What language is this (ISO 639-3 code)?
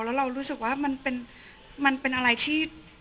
tha